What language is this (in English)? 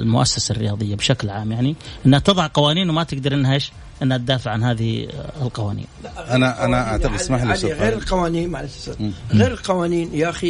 Arabic